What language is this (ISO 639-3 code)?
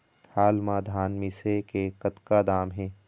hne